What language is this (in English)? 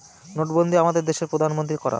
Bangla